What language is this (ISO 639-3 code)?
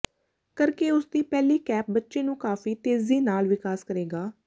pan